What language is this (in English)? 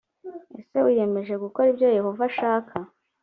Kinyarwanda